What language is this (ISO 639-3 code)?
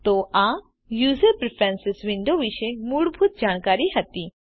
guj